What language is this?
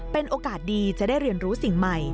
Thai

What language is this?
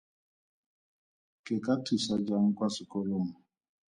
Tswana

